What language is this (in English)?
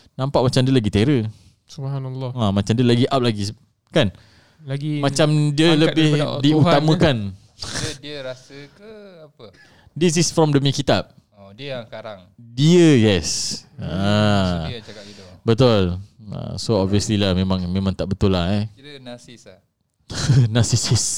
Malay